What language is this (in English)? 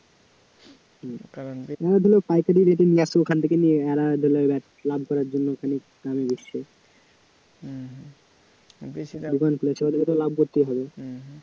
Bangla